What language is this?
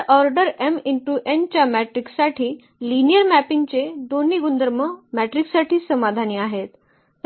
Marathi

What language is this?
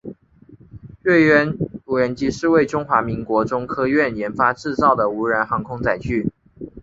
Chinese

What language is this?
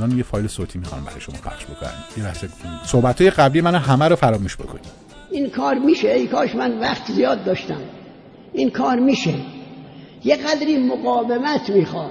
Persian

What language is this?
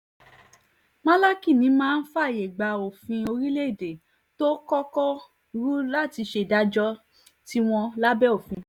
Yoruba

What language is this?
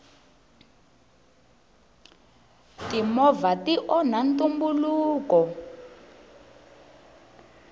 Tsonga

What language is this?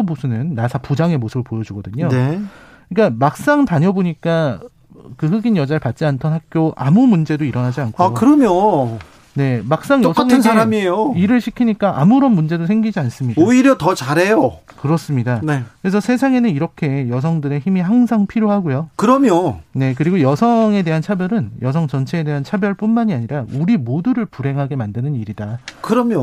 Korean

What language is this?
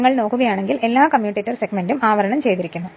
Malayalam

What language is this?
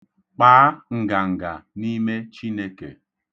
Igbo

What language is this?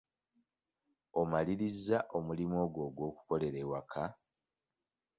Ganda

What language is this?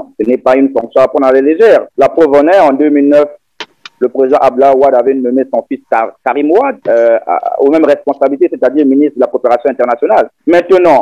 French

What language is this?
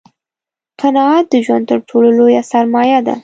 Pashto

